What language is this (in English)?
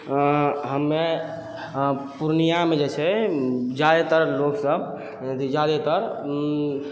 Maithili